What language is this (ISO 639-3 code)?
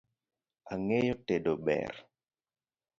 luo